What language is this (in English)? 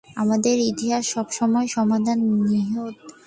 Bangla